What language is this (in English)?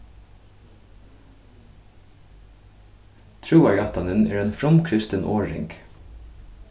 Faroese